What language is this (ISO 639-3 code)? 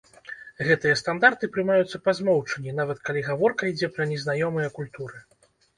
bel